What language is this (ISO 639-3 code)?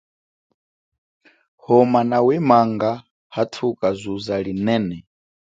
cjk